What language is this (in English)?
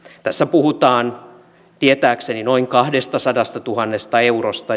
Finnish